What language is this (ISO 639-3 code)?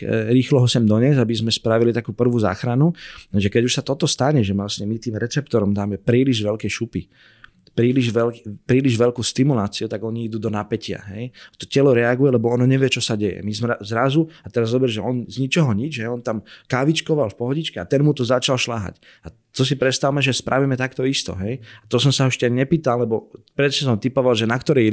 slk